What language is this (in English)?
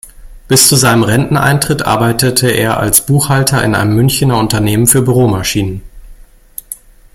German